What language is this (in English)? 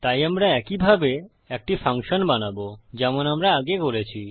Bangla